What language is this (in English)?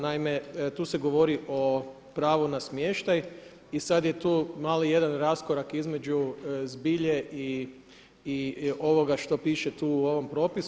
Croatian